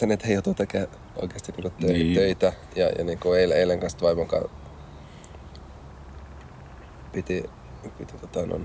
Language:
Finnish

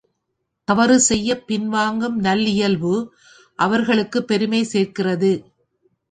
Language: Tamil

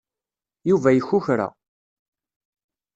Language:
Kabyle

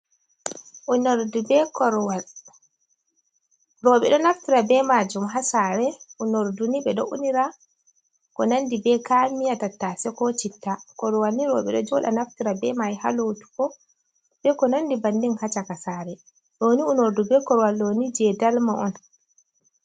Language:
Fula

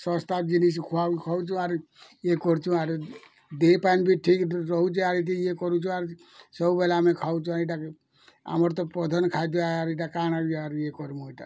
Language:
Odia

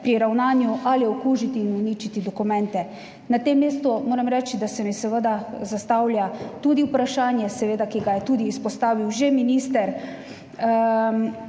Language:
Slovenian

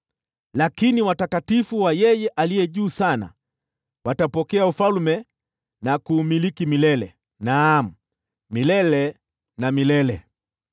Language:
Swahili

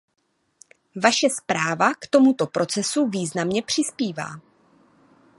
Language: Czech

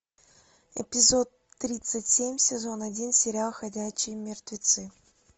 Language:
Russian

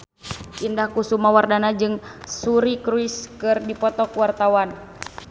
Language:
Sundanese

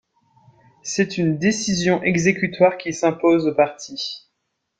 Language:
French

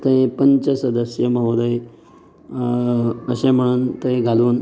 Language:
Konkani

